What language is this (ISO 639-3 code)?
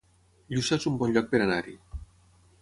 cat